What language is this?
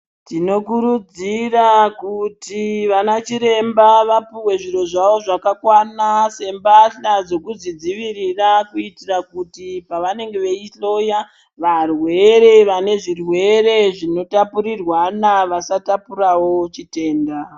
Ndau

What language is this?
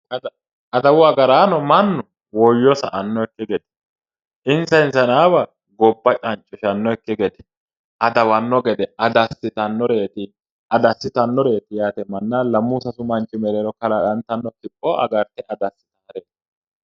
Sidamo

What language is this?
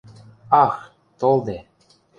Western Mari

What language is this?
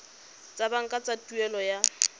Tswana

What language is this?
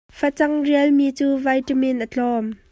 Hakha Chin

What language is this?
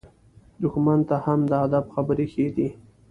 Pashto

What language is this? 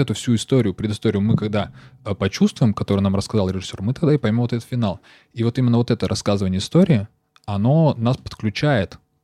Russian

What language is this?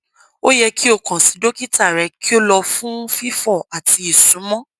Yoruba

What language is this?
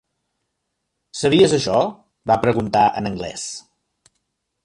Catalan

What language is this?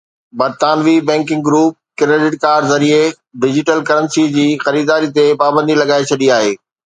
Sindhi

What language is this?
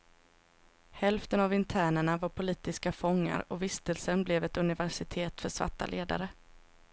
Swedish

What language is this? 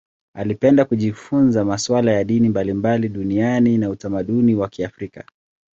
Swahili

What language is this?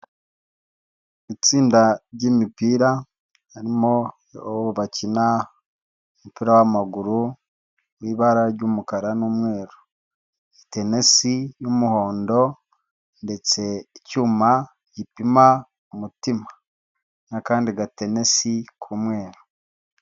Kinyarwanda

